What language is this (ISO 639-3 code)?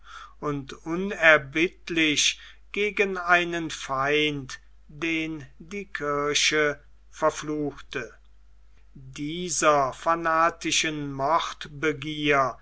deu